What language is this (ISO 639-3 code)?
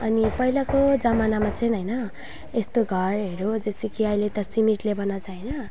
nep